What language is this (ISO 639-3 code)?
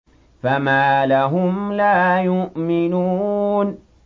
ara